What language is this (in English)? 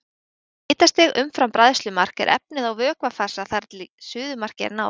Icelandic